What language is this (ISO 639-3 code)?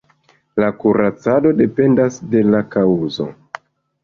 epo